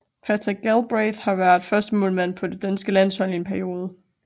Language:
Danish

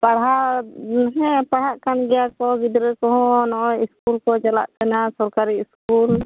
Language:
Santali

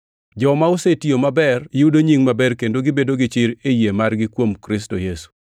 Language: Luo (Kenya and Tanzania)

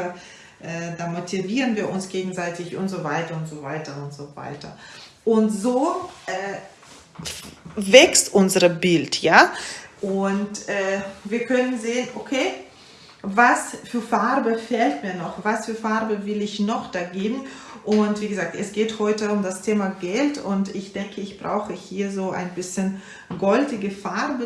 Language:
German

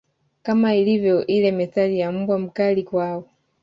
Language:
Swahili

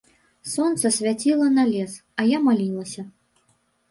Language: Belarusian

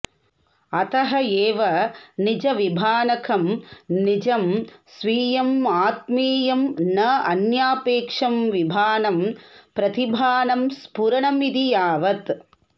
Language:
Sanskrit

